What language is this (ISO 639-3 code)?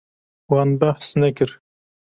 kur